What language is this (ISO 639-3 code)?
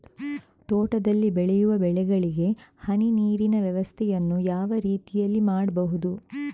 kan